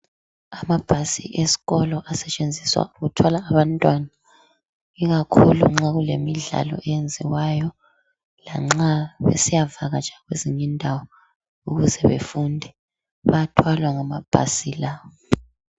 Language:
North Ndebele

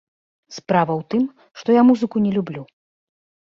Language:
Belarusian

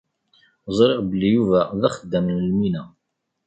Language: Kabyle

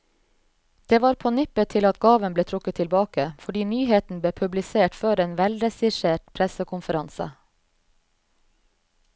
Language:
Norwegian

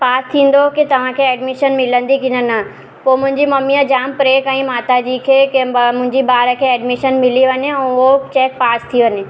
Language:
Sindhi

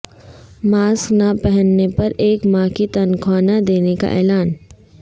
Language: Urdu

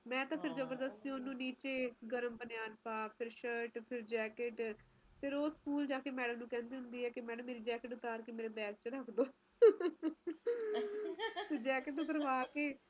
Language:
Punjabi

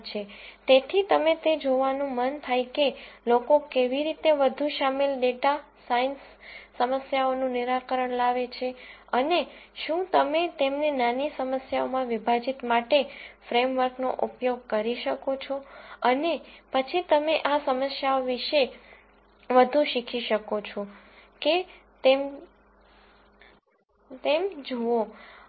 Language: Gujarati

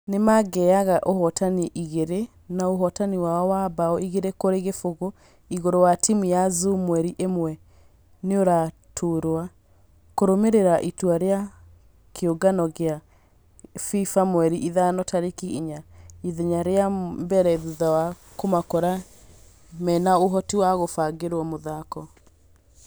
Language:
Kikuyu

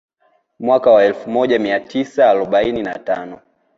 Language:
Swahili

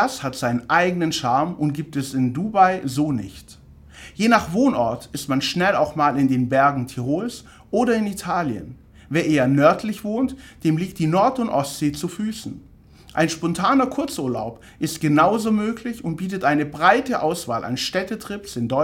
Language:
German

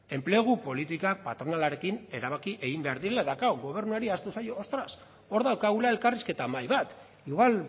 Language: Basque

